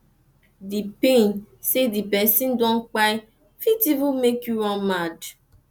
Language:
Nigerian Pidgin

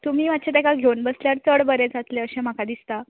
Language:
Konkani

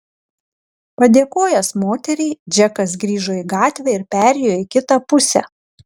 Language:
Lithuanian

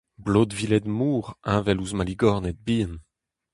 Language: Breton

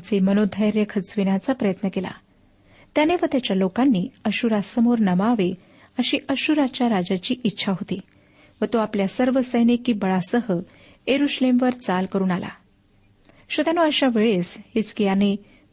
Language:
Marathi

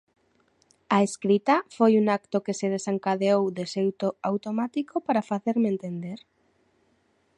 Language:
Galician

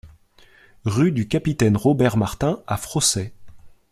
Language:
French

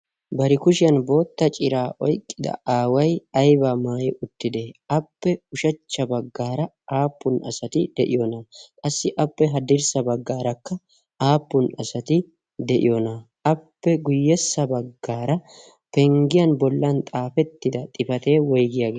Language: Wolaytta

